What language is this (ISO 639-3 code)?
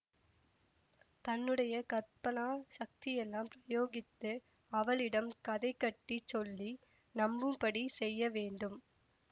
tam